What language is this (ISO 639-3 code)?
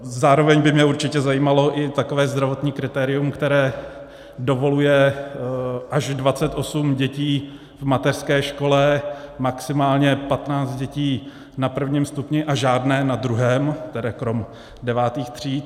ces